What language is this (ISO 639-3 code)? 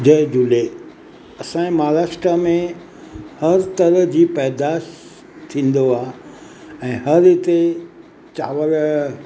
snd